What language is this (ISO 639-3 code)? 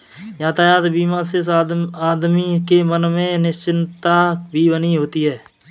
hin